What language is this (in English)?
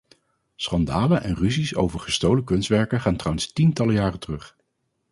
Dutch